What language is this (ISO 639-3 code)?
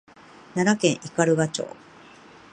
jpn